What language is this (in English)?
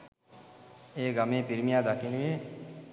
Sinhala